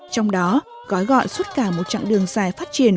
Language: Vietnamese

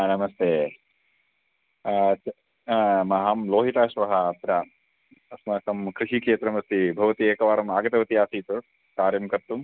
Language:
Sanskrit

